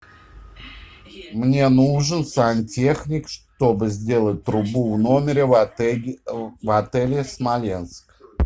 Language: Russian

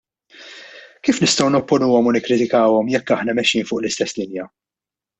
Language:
Maltese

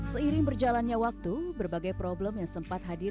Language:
Indonesian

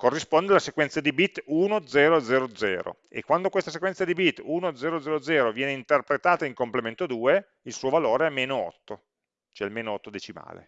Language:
Italian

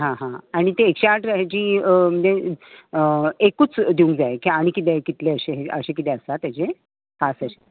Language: Konkani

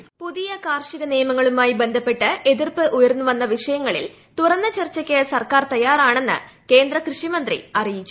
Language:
Malayalam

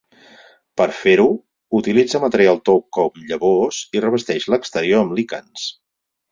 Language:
Catalan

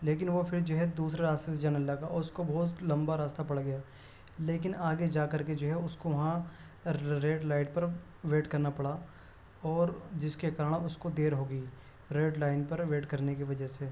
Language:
Urdu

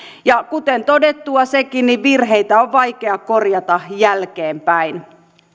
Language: Finnish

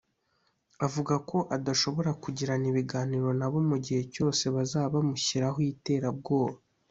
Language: Kinyarwanda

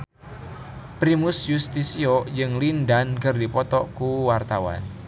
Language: Sundanese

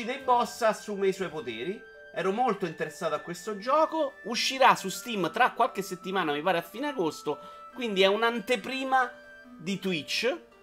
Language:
Italian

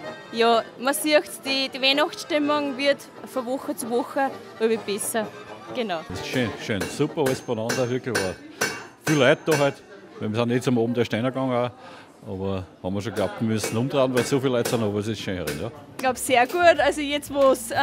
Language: German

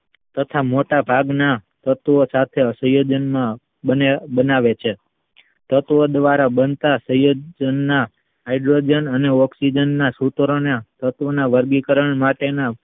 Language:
Gujarati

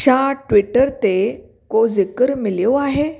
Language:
Sindhi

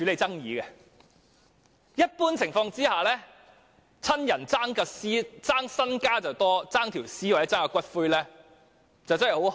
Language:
Cantonese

